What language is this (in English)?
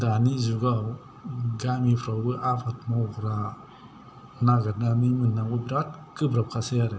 Bodo